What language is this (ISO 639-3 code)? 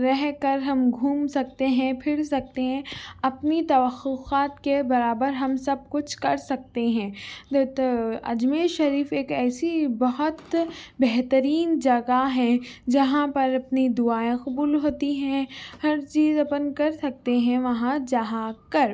urd